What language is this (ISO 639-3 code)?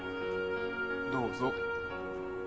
jpn